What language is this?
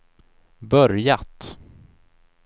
Swedish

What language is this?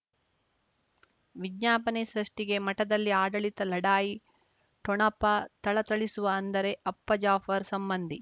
Kannada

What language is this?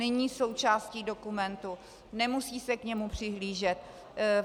Czech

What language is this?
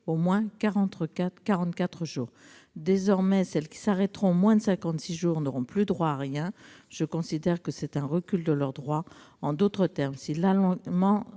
French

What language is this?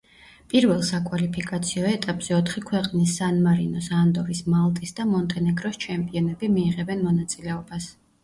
Georgian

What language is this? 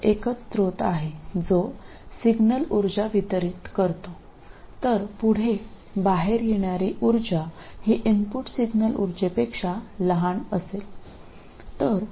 Malayalam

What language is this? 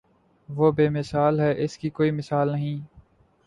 Urdu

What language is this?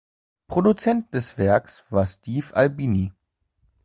German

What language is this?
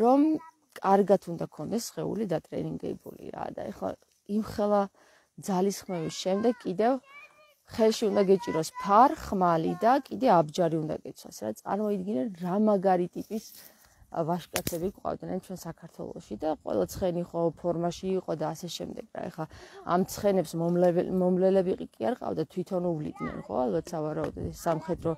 Romanian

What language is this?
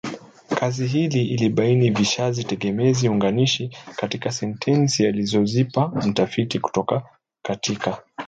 Swahili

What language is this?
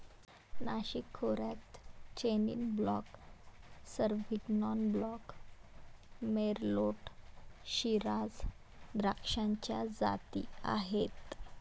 Marathi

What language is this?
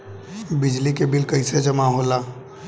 Bhojpuri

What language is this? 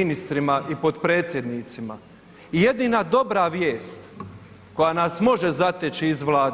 Croatian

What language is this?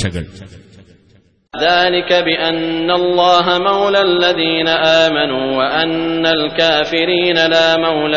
Arabic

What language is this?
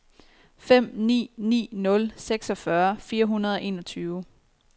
Danish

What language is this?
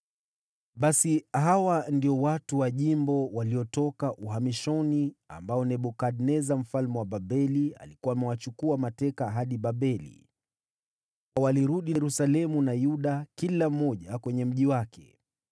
Swahili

